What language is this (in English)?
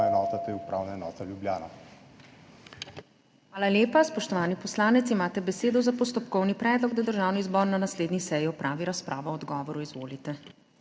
Slovenian